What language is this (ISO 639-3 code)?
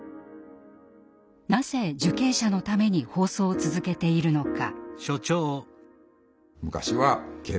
jpn